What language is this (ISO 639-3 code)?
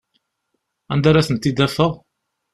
kab